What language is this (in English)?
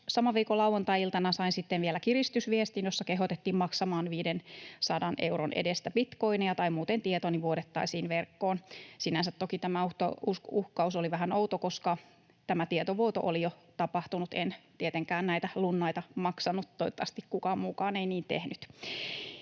Finnish